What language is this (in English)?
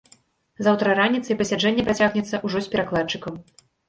Belarusian